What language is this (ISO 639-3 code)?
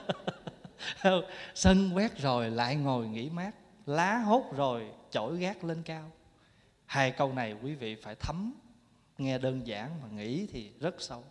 vie